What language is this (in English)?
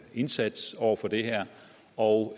Danish